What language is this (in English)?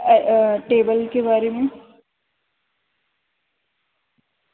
Urdu